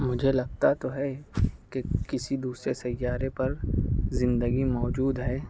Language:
Urdu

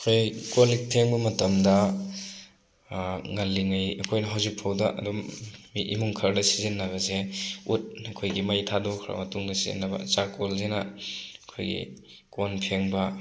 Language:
Manipuri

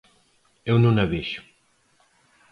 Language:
Galician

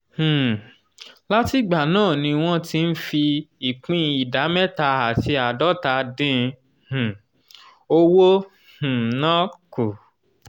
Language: Yoruba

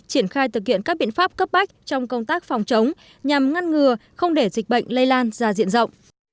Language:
Vietnamese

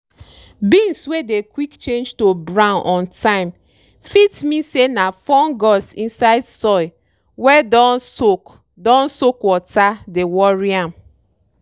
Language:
Nigerian Pidgin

